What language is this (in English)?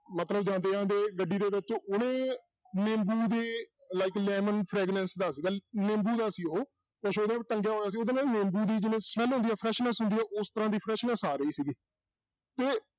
Punjabi